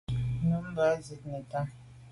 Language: Medumba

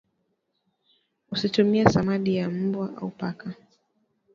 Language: Swahili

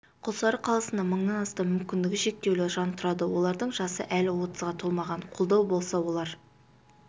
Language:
Kazakh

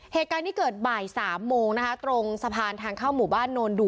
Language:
Thai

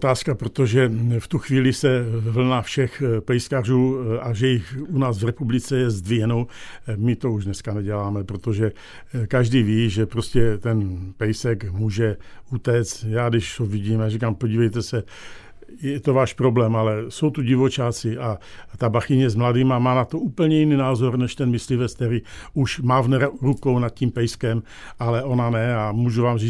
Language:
Czech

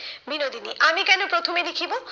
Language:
Bangla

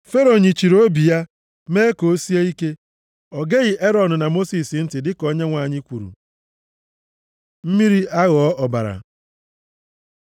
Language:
Igbo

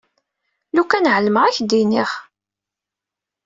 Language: Kabyle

